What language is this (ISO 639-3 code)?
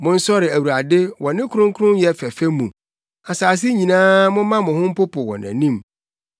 aka